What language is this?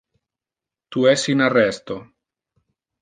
Interlingua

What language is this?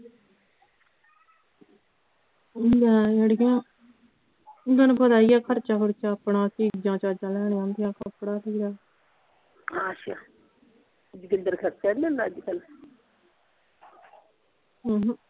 Punjabi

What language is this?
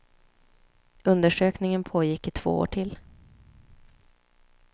Swedish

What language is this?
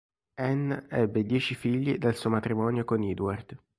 Italian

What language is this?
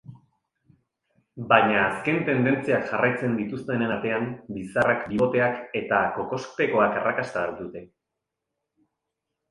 Basque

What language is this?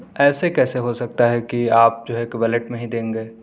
Urdu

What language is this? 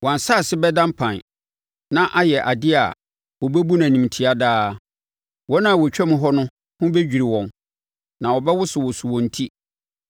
Akan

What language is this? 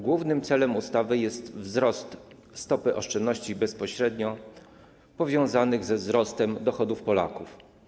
Polish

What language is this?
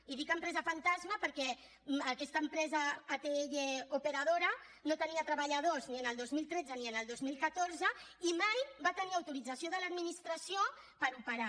Catalan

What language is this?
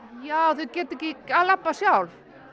Icelandic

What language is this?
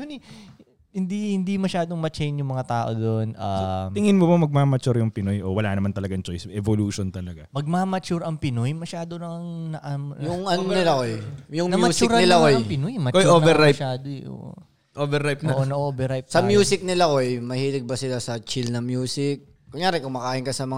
Filipino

